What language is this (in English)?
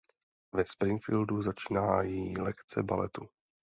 Czech